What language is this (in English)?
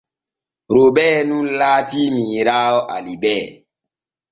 Borgu Fulfulde